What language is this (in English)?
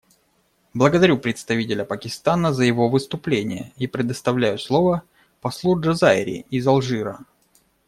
Russian